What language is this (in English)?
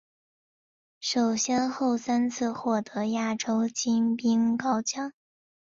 Chinese